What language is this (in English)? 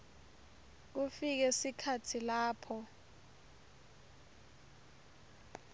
Swati